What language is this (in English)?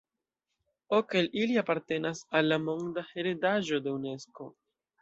Esperanto